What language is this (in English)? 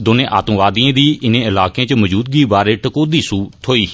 Dogri